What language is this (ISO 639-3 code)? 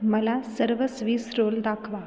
mar